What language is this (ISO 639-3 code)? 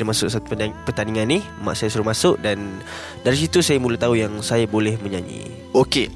msa